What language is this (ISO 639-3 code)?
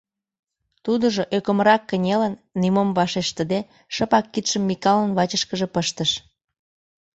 chm